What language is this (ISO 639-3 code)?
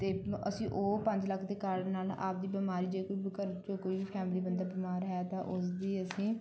pan